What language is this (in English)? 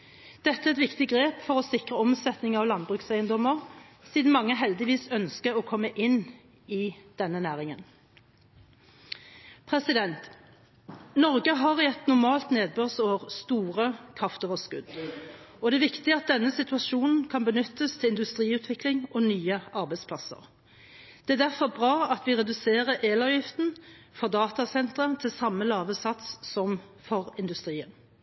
Norwegian Bokmål